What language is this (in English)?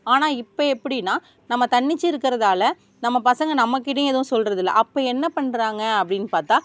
Tamil